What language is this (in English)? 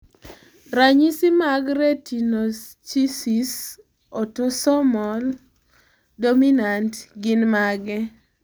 Luo (Kenya and Tanzania)